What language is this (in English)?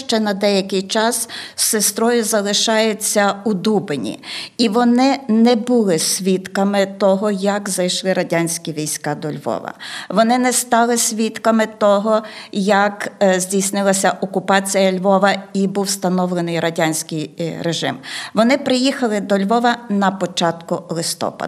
Ukrainian